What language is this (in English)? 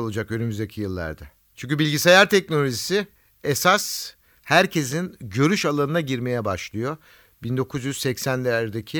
Turkish